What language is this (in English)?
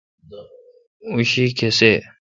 Kalkoti